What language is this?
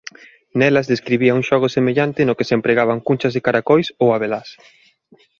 Galician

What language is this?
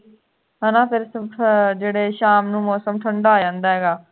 Punjabi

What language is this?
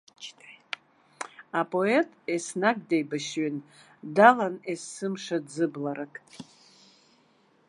Abkhazian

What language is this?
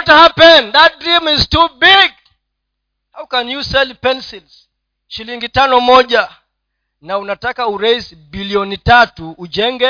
Swahili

